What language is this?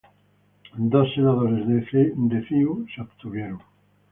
Spanish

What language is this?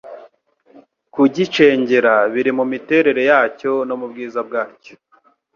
Kinyarwanda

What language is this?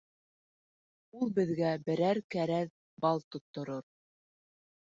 Bashkir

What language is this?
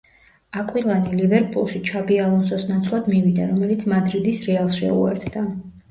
Georgian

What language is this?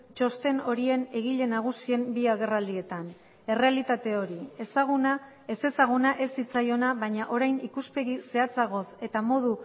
Basque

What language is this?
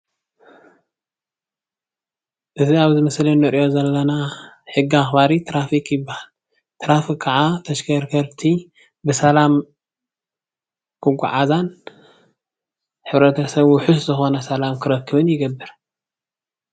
Tigrinya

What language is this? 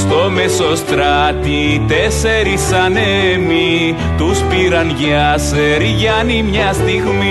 Greek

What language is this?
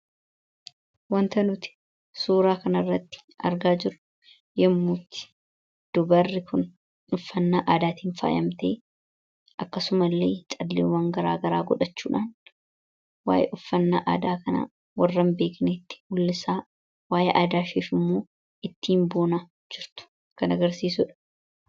Oromo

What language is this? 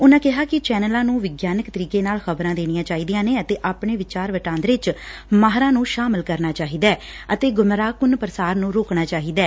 Punjabi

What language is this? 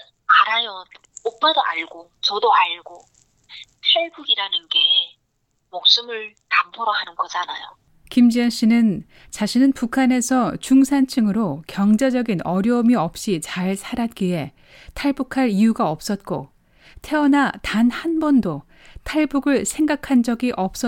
Korean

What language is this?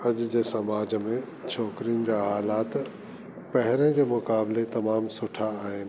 Sindhi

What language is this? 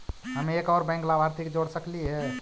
Magahi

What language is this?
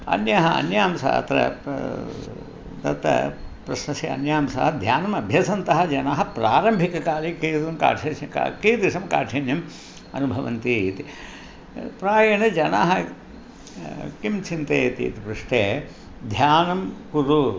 Sanskrit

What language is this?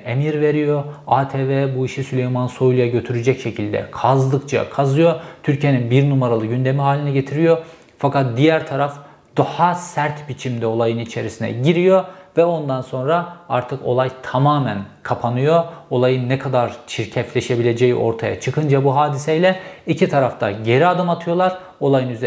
Turkish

